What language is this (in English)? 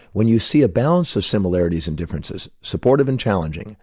English